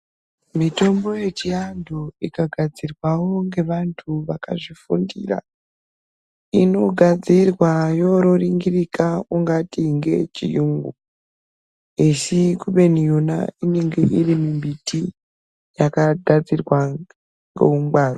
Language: Ndau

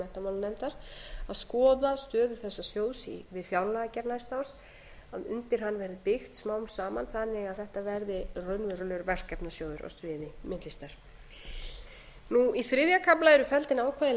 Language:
Icelandic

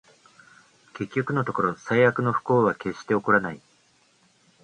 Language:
Japanese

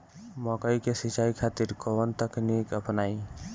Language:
Bhojpuri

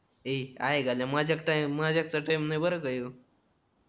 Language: Marathi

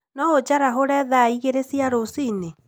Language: Kikuyu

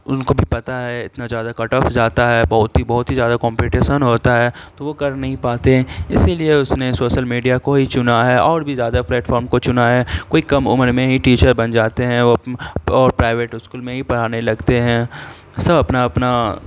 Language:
Urdu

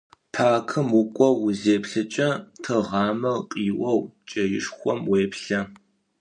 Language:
Adyghe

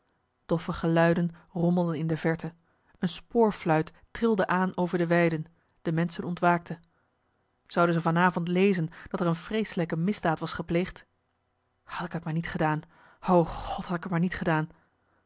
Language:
Dutch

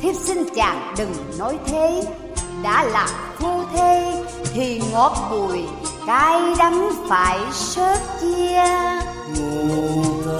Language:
Vietnamese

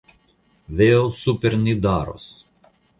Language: Esperanto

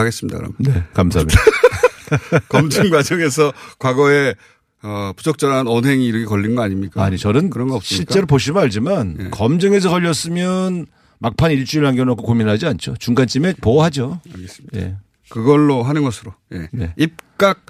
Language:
Korean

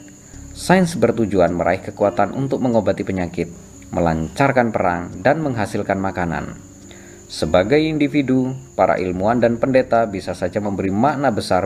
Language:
Indonesian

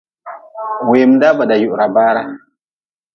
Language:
Nawdm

